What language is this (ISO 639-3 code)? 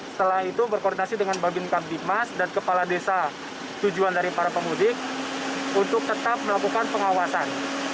ind